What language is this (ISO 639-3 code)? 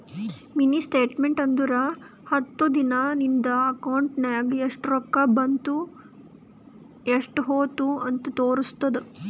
kan